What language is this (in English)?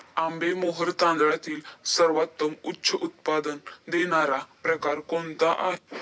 Marathi